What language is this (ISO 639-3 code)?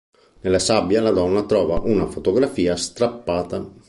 ita